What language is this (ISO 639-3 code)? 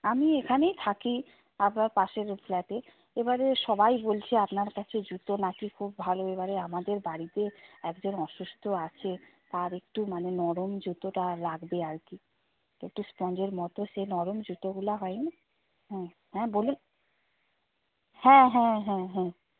ben